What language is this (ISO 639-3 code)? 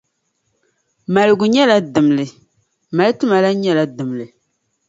dag